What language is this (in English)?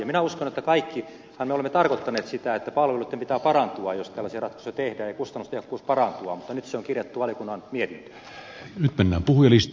Finnish